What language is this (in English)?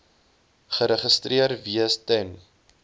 Afrikaans